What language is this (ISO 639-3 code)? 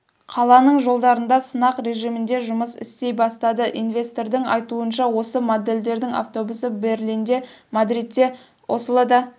kaz